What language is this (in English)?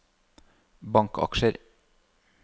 Norwegian